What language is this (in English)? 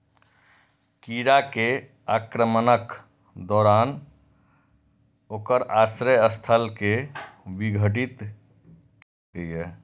Maithili